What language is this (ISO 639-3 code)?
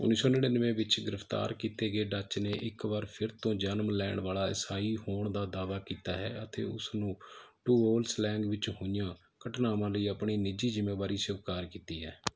pan